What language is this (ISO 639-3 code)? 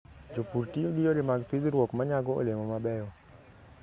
luo